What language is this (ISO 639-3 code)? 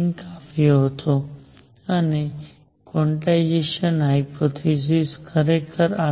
guj